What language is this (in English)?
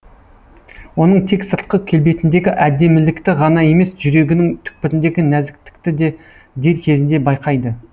Kazakh